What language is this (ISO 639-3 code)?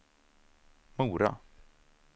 swe